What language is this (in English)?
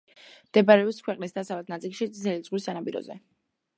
Georgian